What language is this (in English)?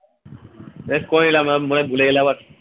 Bangla